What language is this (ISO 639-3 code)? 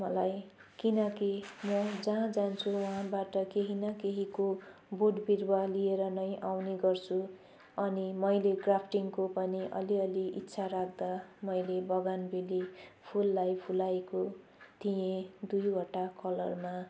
nep